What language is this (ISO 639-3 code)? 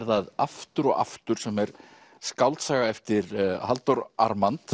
isl